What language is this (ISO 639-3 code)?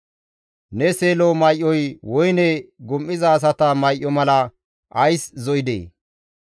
gmv